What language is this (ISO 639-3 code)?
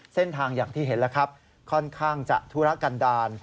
tha